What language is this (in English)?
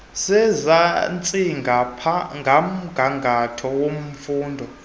Xhosa